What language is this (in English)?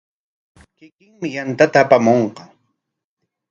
Corongo Ancash Quechua